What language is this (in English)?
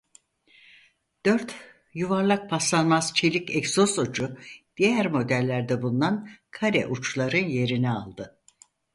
Turkish